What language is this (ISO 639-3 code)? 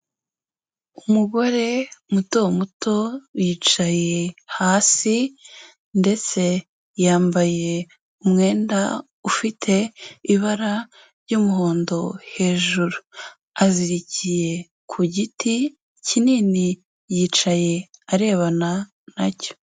kin